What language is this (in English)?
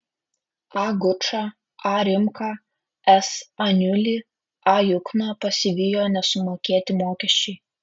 Lithuanian